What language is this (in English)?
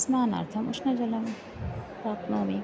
Sanskrit